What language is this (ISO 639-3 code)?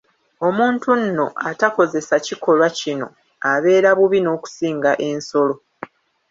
lug